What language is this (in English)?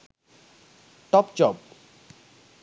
Sinhala